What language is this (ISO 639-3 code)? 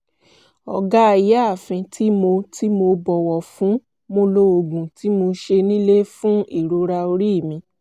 yor